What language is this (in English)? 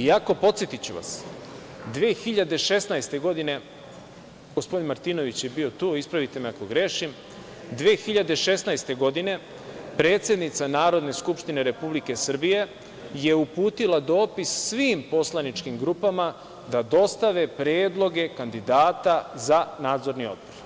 Serbian